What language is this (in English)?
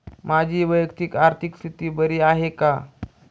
Marathi